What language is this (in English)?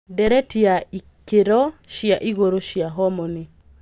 Kikuyu